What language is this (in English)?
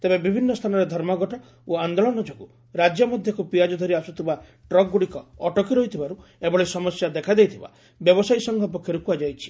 Odia